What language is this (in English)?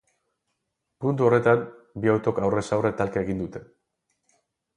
Basque